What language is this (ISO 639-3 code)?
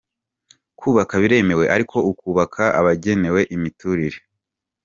kin